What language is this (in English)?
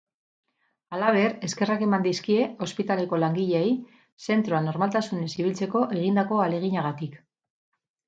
Basque